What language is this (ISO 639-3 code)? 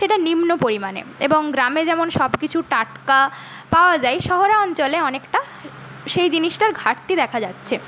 ben